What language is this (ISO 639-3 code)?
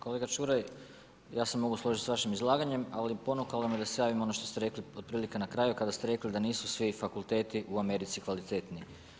hrv